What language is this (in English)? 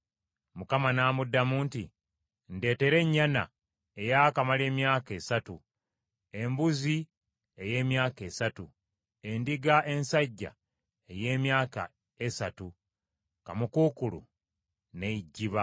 Ganda